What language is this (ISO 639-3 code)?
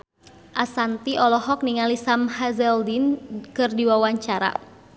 sun